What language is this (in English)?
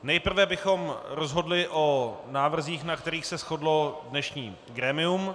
Czech